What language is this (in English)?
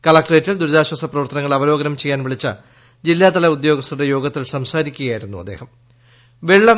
Malayalam